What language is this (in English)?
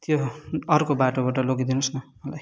Nepali